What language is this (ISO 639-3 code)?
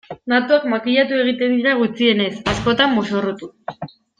eus